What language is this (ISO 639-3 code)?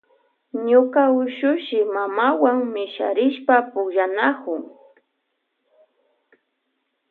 qvj